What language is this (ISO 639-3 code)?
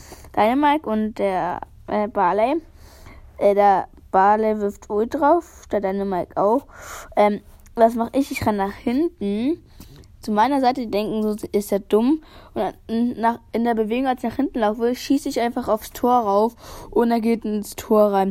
deu